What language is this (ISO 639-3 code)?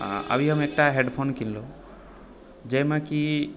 mai